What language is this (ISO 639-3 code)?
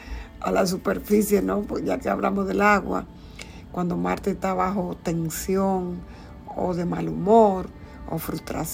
spa